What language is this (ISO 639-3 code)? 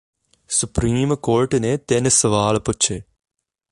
pan